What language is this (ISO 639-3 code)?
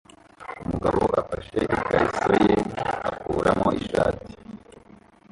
kin